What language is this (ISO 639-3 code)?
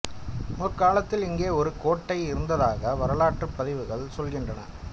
tam